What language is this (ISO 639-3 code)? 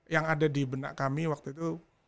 ind